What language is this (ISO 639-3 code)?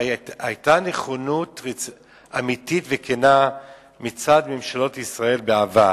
heb